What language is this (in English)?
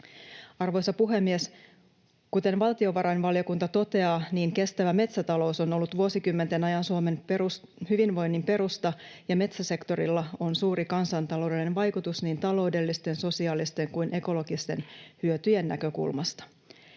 Finnish